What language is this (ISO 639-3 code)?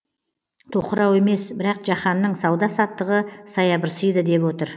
kaz